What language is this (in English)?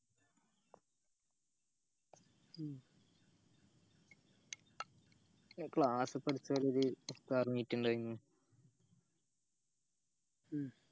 Malayalam